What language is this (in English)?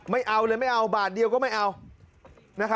Thai